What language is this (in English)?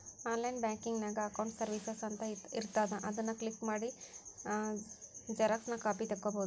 Kannada